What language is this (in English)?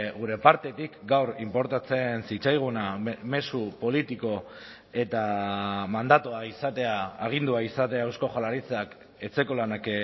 Basque